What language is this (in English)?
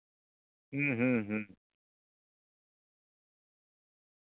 Santali